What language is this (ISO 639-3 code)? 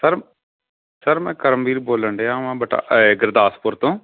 pan